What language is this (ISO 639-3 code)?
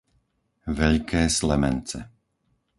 slk